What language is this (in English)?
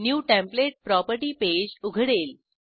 Marathi